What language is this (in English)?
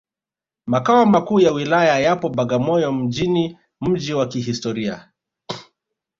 Swahili